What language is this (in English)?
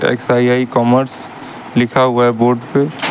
Hindi